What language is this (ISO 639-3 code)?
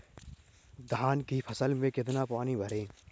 hin